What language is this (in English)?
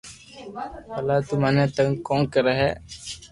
Loarki